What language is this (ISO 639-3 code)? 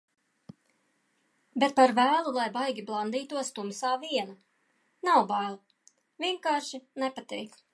lav